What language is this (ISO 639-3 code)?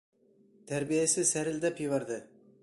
bak